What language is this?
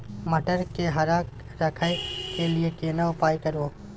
Maithili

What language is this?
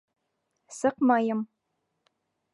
Bashkir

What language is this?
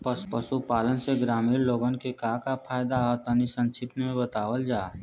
Bhojpuri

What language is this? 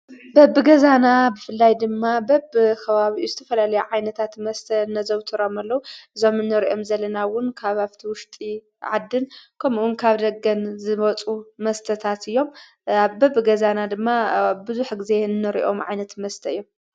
Tigrinya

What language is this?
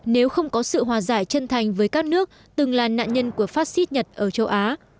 Vietnamese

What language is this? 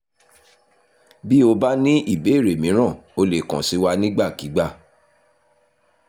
Yoruba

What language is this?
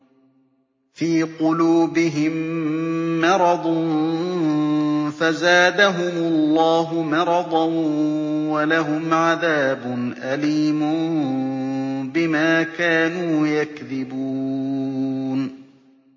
Arabic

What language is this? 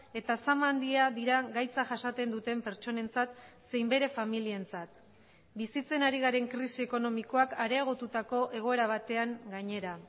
Basque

